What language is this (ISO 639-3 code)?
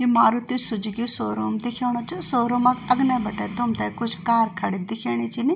gbm